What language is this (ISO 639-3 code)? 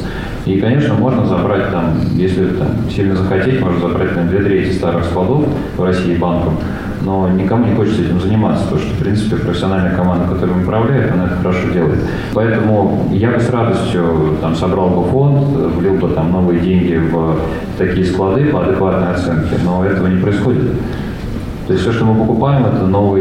rus